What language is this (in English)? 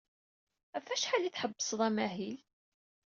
Kabyle